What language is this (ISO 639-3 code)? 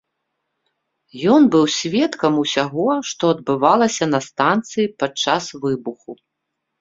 bel